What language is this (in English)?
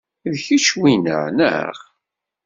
Kabyle